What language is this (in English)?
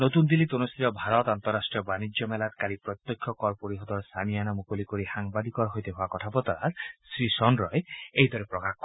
Assamese